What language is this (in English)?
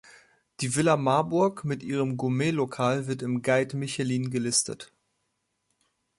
German